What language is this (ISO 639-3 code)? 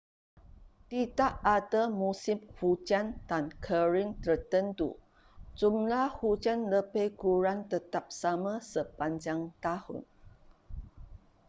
msa